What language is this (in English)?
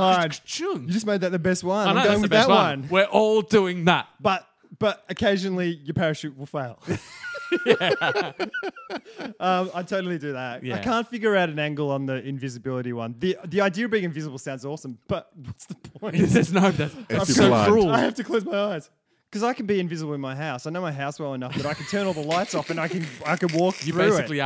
English